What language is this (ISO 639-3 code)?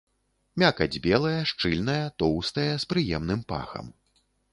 bel